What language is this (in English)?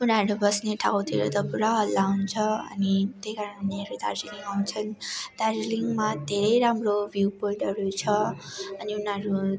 Nepali